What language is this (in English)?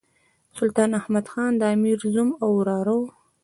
Pashto